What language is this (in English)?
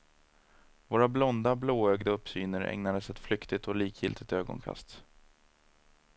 Swedish